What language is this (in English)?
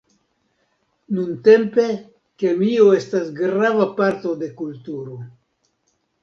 Esperanto